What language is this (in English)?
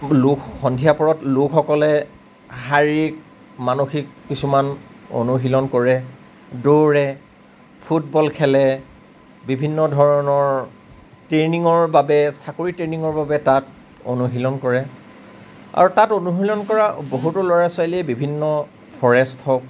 Assamese